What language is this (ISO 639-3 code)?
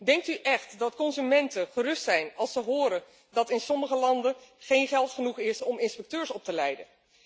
nld